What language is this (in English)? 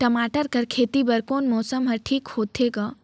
Chhattisgarhi